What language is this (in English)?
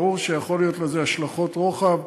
Hebrew